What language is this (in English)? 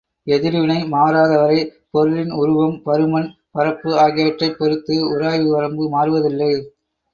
Tamil